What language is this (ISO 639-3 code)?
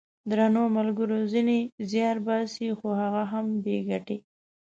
pus